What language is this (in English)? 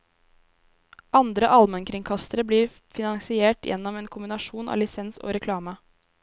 Norwegian